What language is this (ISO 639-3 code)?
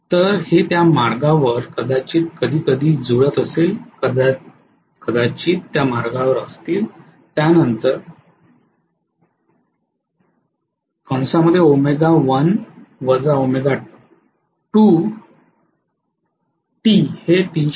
mar